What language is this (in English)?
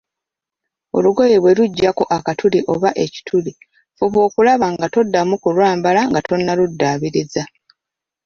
Ganda